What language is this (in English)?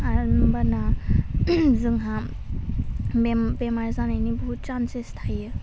Bodo